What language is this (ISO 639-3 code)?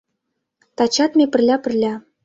chm